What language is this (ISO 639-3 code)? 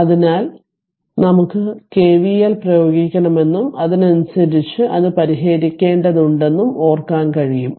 mal